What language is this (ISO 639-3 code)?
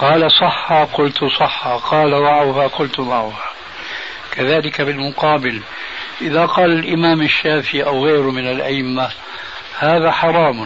ara